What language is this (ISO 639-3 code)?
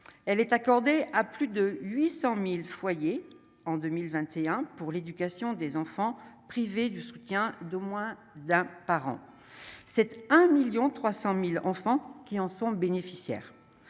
fra